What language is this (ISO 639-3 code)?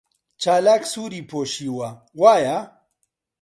ckb